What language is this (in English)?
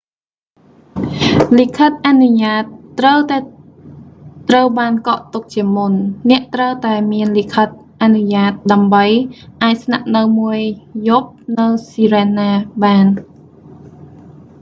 Khmer